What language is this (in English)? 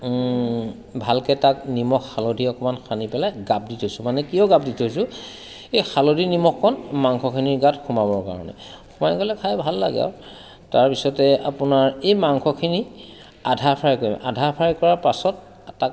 Assamese